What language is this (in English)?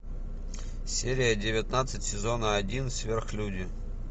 Russian